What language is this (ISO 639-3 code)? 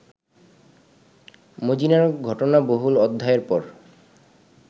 ben